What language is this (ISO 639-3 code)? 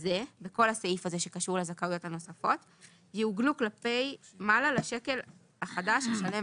heb